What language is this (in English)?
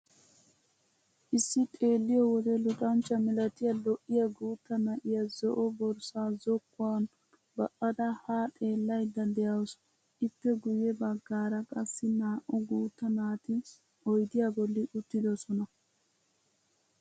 Wolaytta